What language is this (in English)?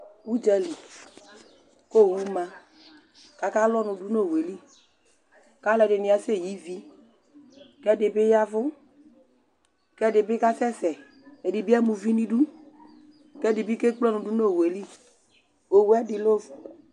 Ikposo